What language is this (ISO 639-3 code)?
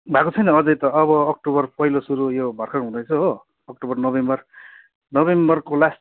nep